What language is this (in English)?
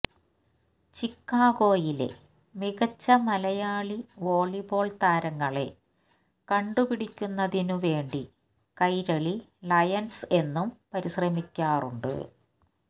Malayalam